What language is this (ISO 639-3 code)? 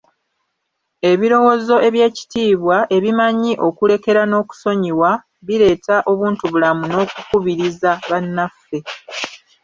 lug